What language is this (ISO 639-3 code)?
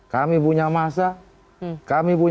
ind